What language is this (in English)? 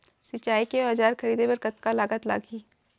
Chhattisgarhi